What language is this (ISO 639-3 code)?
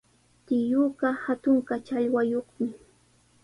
qws